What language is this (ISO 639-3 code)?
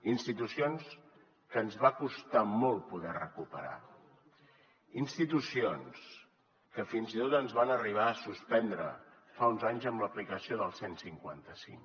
cat